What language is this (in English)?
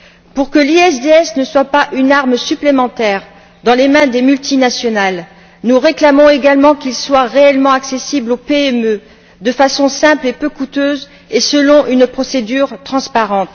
French